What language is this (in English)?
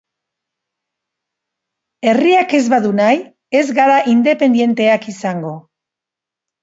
Basque